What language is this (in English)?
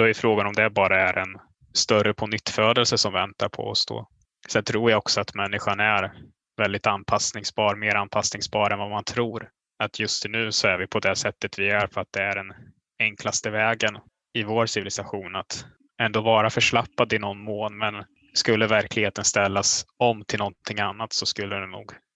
Swedish